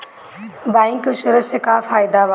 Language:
Bhojpuri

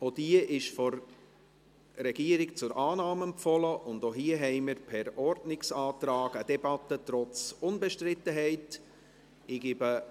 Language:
Swiss German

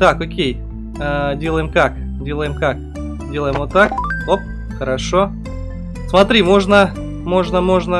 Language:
Russian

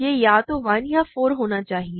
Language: Hindi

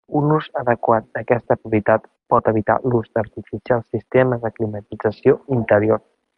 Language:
Catalan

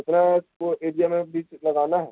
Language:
Urdu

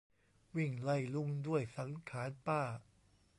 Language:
Thai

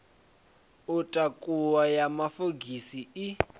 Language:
Venda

